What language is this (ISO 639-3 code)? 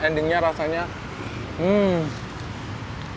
ind